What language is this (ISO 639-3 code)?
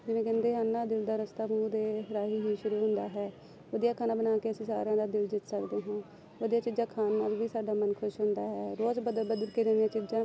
pan